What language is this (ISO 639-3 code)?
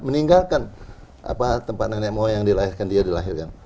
ind